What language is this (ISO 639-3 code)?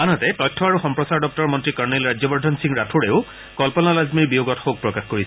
asm